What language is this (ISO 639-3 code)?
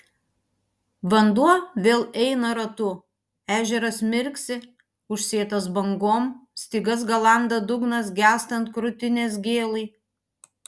lit